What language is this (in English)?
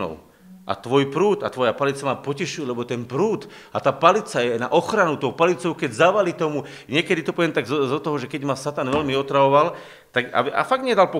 Slovak